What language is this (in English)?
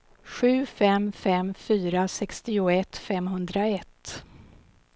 Swedish